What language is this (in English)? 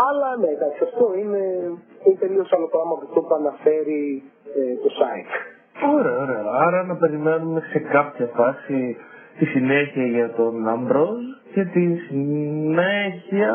Greek